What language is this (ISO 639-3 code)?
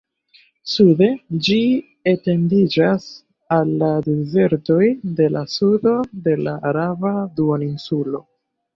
epo